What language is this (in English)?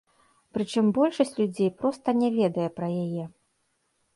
Belarusian